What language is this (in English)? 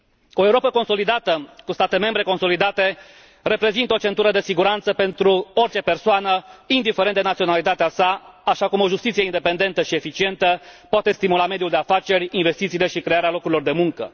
Romanian